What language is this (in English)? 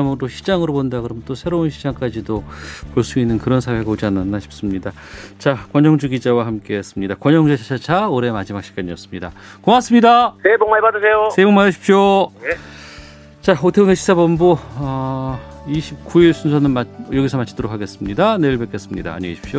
Korean